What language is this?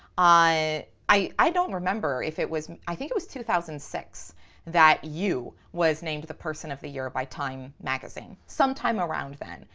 English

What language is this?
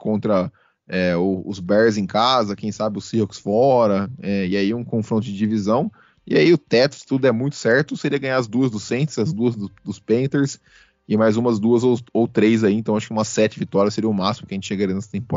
Portuguese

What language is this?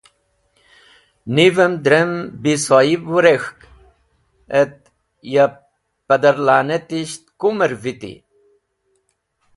Wakhi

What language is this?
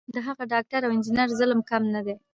Pashto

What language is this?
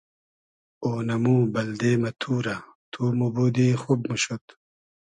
Hazaragi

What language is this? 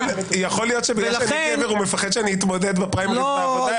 Hebrew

